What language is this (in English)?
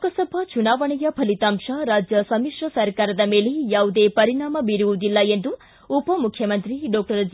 Kannada